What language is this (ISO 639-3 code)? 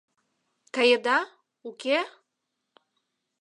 chm